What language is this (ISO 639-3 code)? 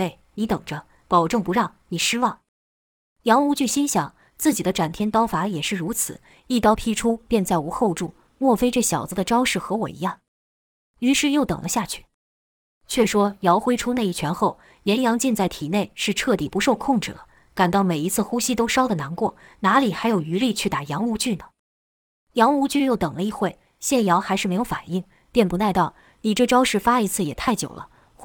zho